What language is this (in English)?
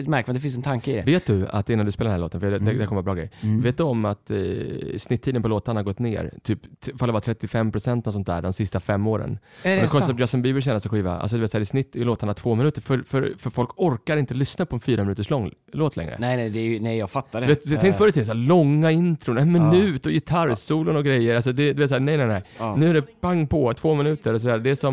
Swedish